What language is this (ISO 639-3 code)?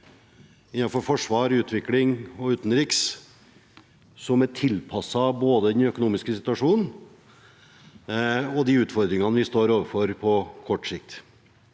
nor